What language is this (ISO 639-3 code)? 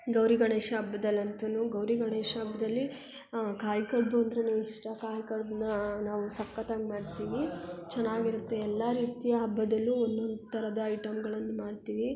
kan